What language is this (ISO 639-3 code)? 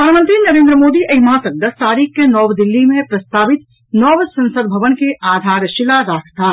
mai